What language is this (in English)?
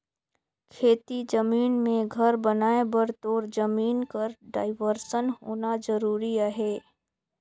Chhattisgarhi